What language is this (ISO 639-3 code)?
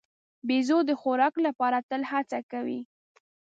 pus